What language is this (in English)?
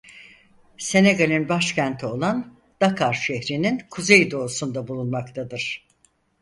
Turkish